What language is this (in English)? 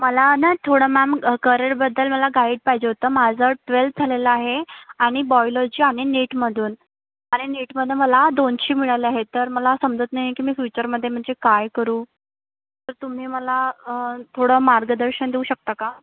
Marathi